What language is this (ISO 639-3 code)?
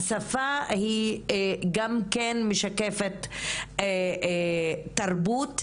heb